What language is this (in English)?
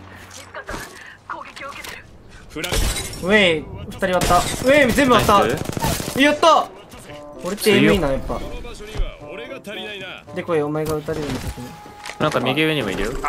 Japanese